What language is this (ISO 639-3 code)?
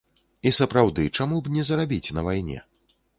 bel